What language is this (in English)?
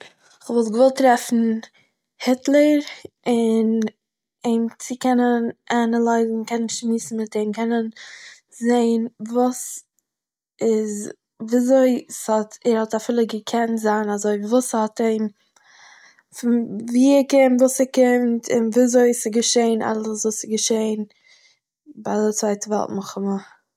Yiddish